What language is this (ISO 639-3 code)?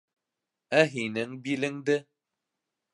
bak